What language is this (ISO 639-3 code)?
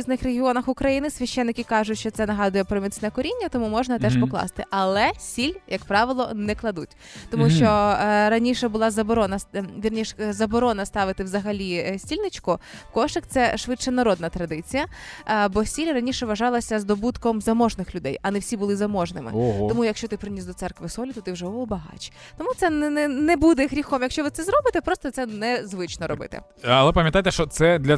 ukr